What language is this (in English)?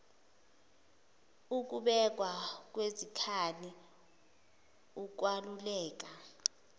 Zulu